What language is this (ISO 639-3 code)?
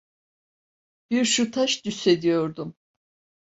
tur